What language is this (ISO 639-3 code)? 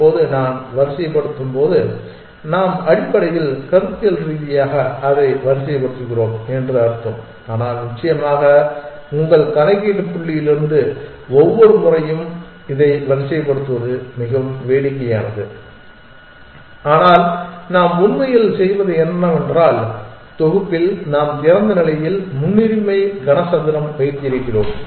tam